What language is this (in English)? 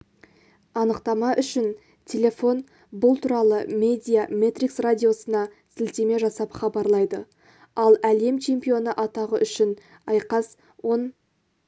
Kazakh